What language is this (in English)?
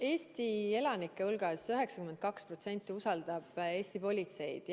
Estonian